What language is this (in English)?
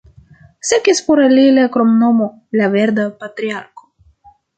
Esperanto